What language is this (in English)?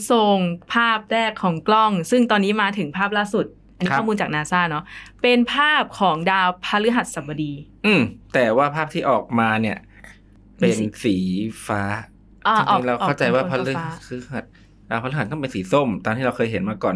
Thai